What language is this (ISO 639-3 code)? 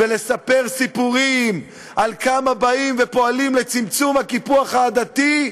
heb